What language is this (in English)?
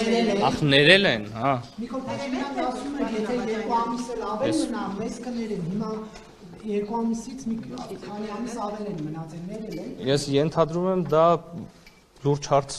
Turkish